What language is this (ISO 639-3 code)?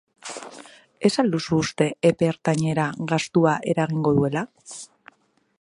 eus